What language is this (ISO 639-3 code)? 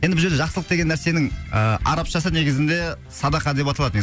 kaz